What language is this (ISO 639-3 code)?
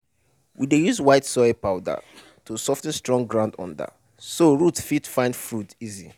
pcm